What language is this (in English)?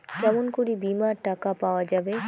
Bangla